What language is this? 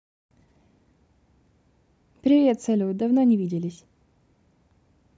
Russian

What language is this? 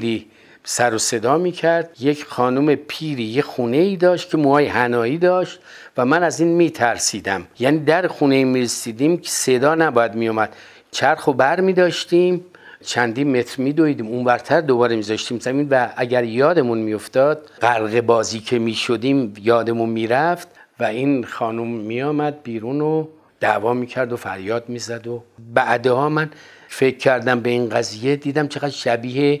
Persian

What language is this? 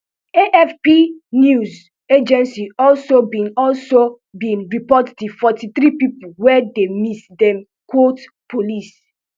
Nigerian Pidgin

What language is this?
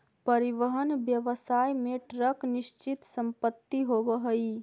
Magahi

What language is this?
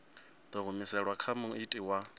Venda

